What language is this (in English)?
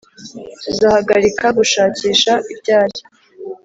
Kinyarwanda